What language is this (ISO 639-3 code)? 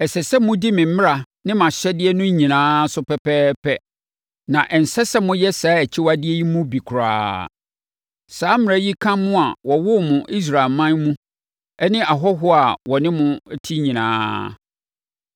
aka